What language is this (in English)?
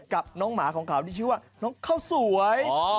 Thai